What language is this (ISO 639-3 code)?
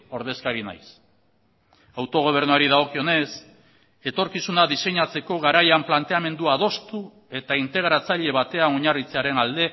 eus